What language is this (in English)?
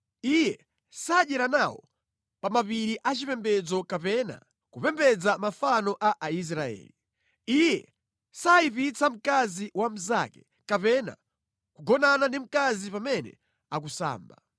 Nyanja